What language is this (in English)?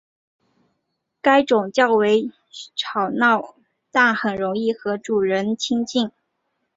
Chinese